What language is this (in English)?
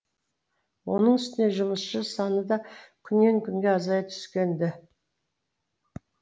Kazakh